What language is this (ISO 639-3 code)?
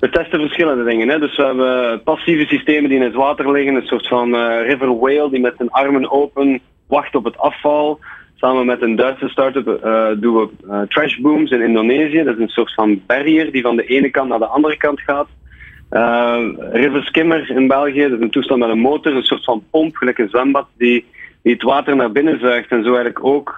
nld